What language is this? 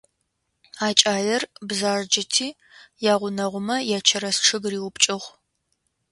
Adyghe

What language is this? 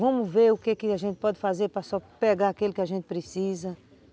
Portuguese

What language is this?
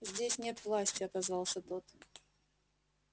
Russian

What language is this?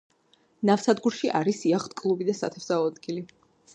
Georgian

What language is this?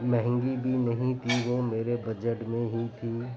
Urdu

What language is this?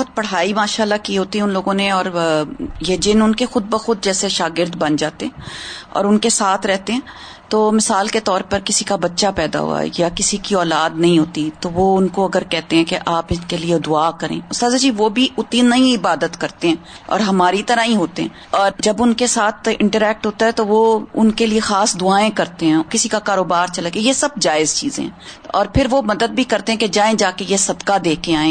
Urdu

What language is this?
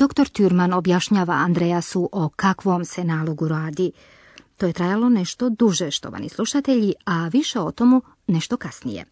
Croatian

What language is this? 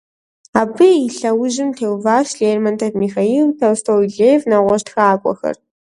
Kabardian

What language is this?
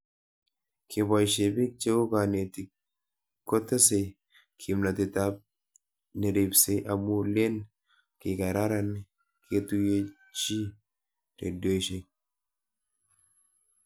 Kalenjin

